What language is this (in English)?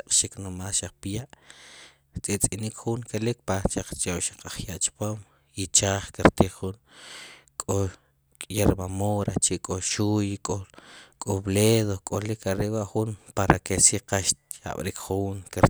Sipacapense